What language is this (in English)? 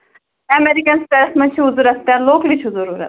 Kashmiri